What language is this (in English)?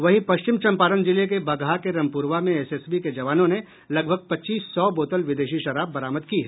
Hindi